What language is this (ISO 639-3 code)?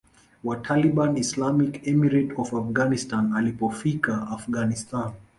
swa